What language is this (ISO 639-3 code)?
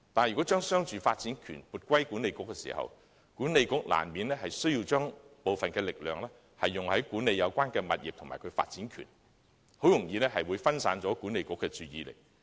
yue